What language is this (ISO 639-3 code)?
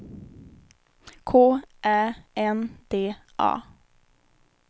swe